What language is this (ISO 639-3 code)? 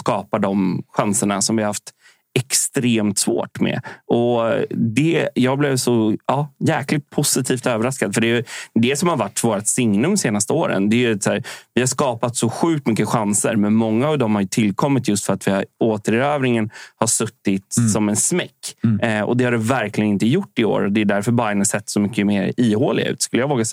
swe